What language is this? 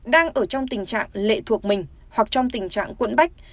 Vietnamese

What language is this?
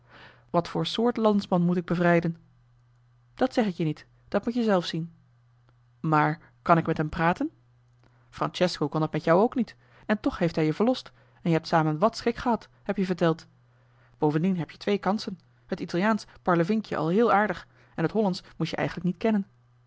Dutch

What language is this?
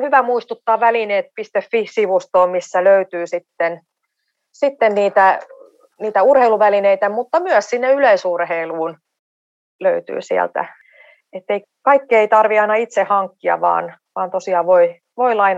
Finnish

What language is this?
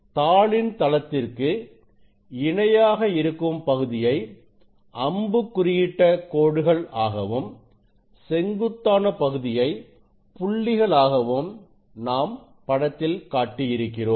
Tamil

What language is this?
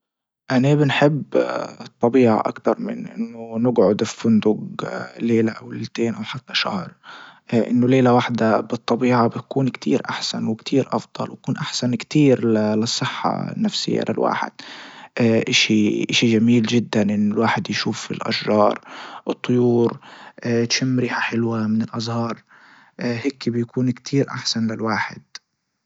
Libyan Arabic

